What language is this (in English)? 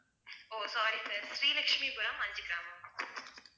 Tamil